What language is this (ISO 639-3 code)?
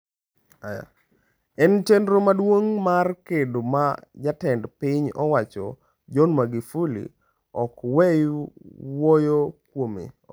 luo